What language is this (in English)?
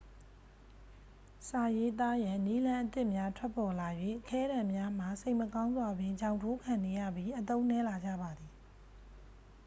Burmese